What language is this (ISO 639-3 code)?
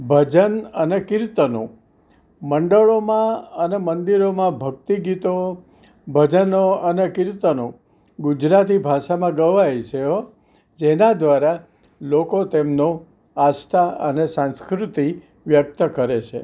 guj